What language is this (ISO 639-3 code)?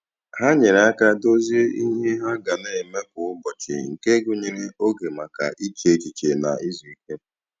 ibo